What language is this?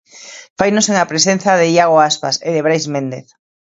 Galician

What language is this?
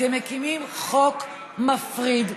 Hebrew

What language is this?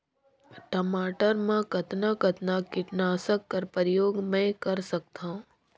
Chhattisgarhi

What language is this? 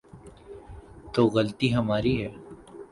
Urdu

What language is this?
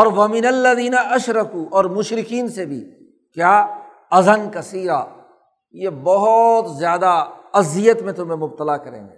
Urdu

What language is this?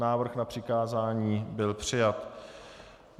Czech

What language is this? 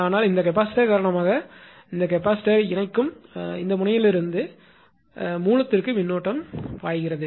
Tamil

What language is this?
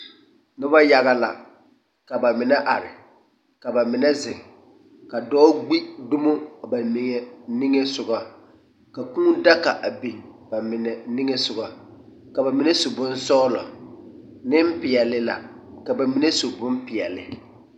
Southern Dagaare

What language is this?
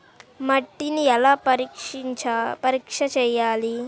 Telugu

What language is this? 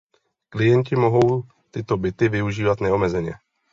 Czech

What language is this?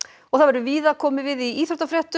Icelandic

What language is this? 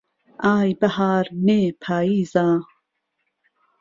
Central Kurdish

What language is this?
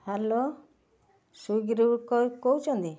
Odia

